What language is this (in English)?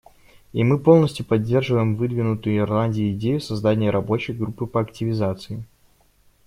Russian